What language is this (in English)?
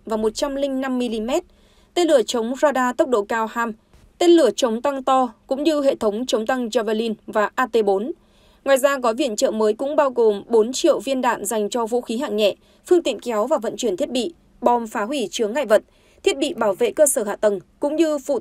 Vietnamese